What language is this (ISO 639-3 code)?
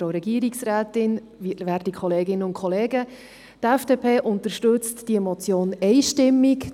gsw